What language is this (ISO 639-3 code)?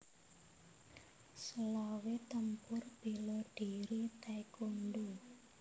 jav